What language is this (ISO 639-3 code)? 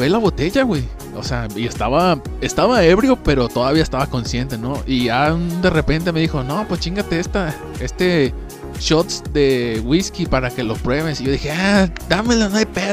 spa